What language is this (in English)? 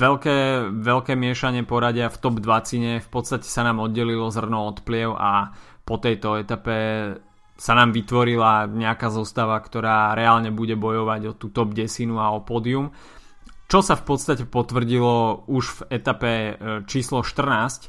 Slovak